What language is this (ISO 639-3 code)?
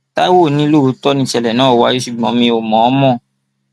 yor